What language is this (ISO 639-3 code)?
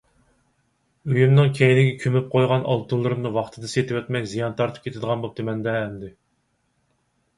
uig